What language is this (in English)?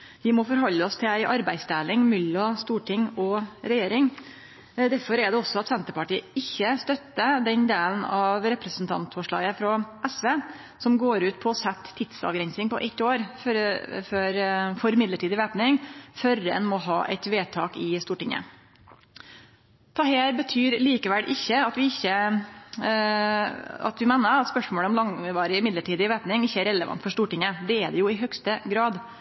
Norwegian Nynorsk